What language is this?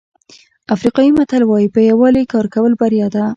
Pashto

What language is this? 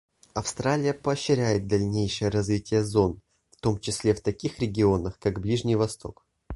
Russian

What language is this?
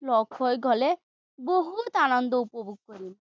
Assamese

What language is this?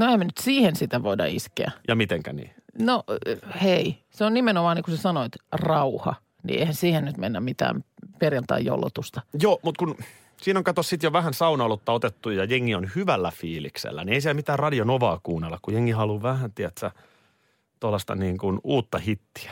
Finnish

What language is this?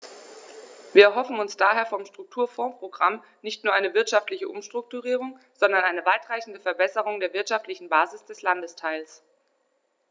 German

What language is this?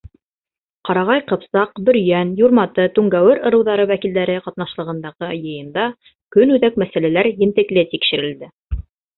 Bashkir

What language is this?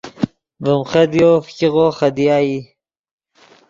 Yidgha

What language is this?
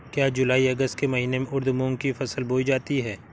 Hindi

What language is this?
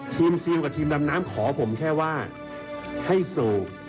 Thai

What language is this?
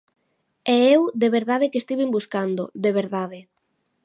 Galician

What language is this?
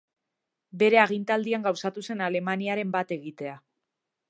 Basque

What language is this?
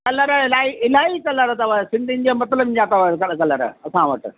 Sindhi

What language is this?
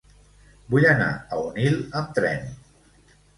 Catalan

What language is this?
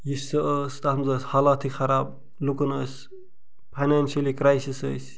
Kashmiri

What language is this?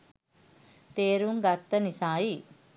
Sinhala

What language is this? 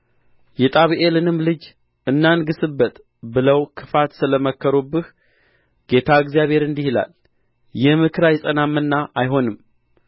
Amharic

